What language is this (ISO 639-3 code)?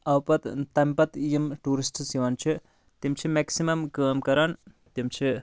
kas